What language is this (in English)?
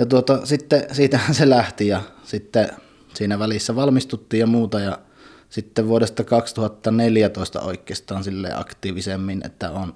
Finnish